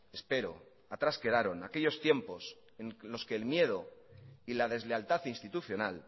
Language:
Spanish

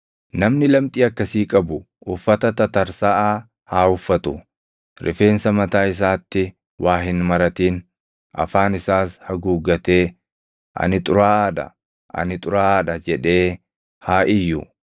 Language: Oromo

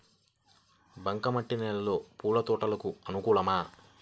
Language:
Telugu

